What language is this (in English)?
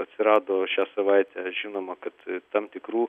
Lithuanian